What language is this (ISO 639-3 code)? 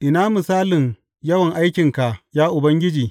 hau